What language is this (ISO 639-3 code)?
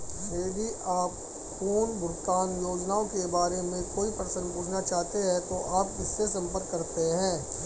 hin